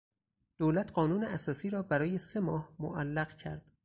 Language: Persian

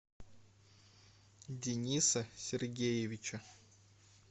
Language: Russian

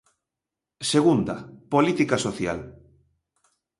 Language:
Galician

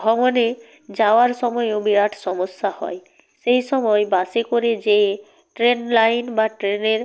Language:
Bangla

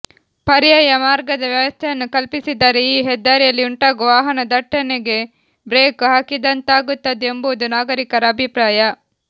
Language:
Kannada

